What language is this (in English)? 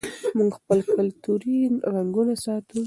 Pashto